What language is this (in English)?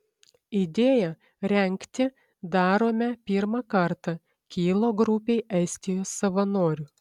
Lithuanian